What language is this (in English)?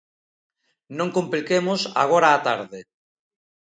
Galician